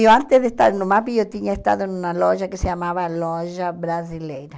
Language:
Portuguese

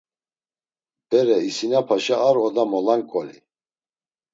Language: Laz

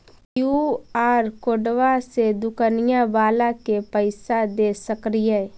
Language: Magahi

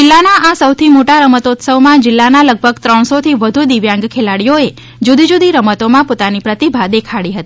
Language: Gujarati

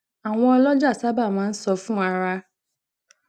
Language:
Yoruba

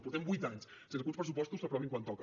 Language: Catalan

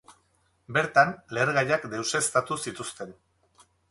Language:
Basque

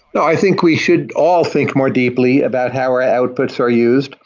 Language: English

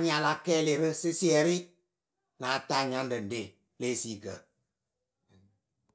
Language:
Akebu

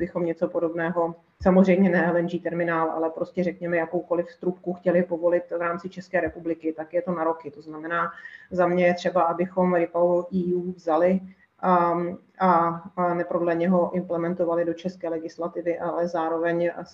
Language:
Czech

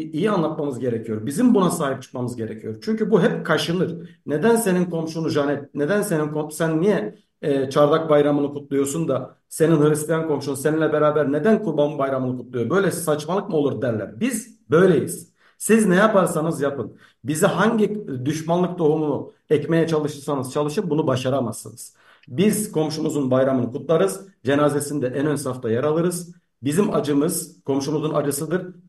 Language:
Turkish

